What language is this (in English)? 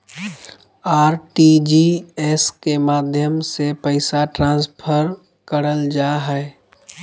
Magahi